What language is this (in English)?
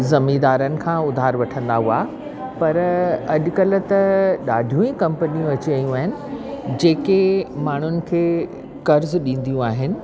Sindhi